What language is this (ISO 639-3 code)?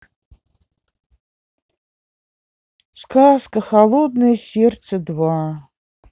rus